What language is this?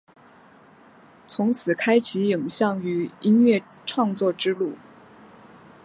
Chinese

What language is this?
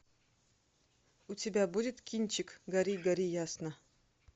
Russian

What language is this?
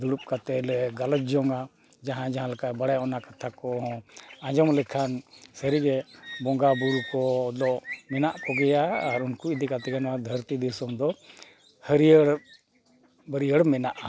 Santali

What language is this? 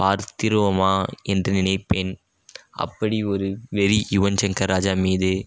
Tamil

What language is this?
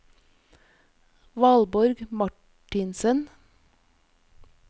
Norwegian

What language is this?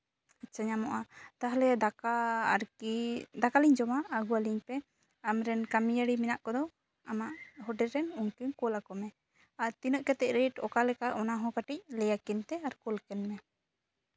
Santali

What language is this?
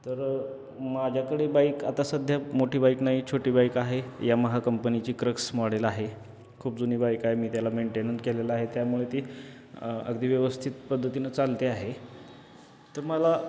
Marathi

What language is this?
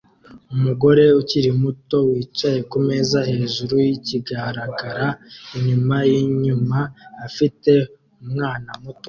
Kinyarwanda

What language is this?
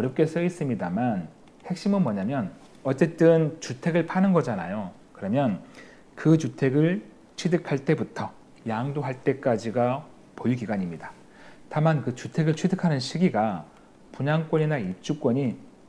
Korean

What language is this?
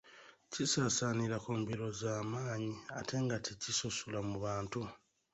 Ganda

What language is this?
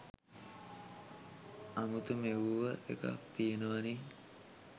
Sinhala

